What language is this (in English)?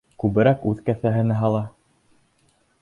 Bashkir